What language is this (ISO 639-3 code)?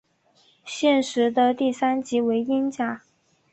zho